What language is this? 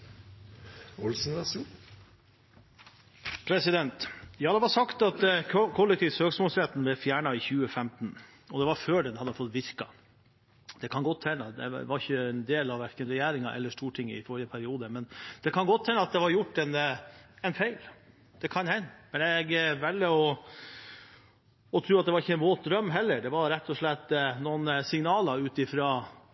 Norwegian Bokmål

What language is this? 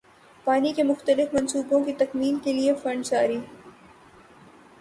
Urdu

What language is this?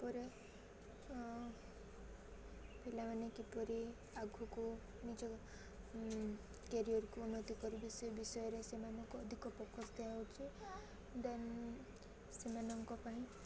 Odia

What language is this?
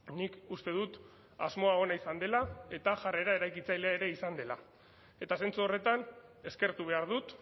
Basque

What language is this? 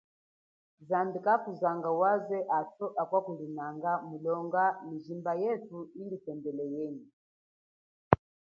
Chokwe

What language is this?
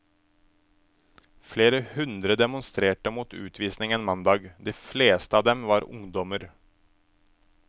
Norwegian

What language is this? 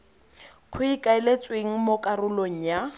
Tswana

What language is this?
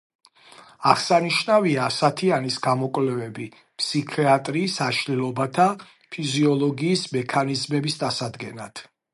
Georgian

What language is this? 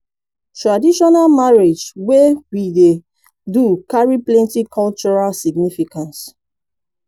Nigerian Pidgin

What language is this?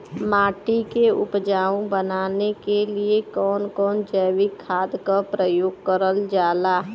Bhojpuri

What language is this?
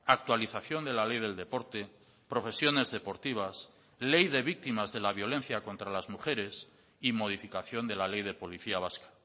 Spanish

